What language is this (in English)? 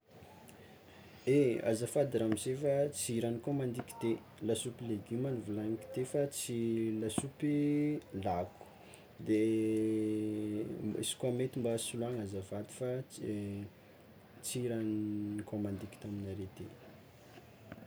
Tsimihety Malagasy